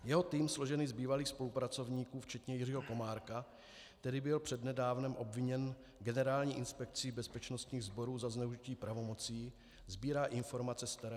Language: Czech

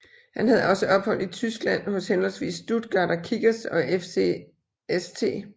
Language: Danish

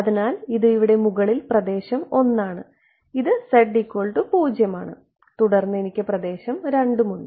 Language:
Malayalam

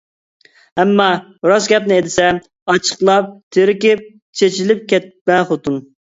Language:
Uyghur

